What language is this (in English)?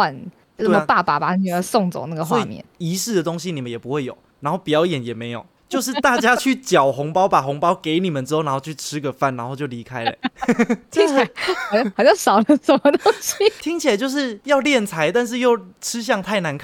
Chinese